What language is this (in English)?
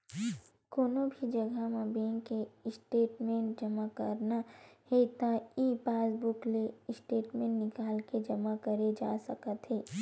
Chhattisgarhi